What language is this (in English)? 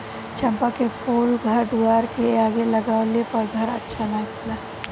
Bhojpuri